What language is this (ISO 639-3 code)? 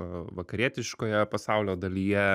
lit